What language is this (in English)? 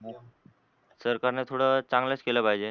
Marathi